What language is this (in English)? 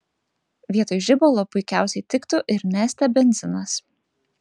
Lithuanian